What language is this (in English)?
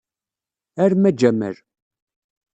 Kabyle